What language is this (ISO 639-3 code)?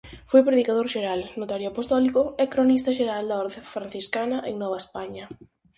glg